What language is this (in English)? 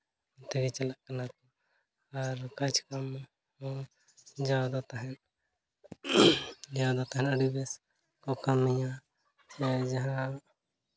Santali